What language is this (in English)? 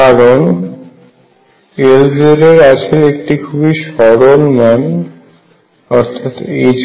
Bangla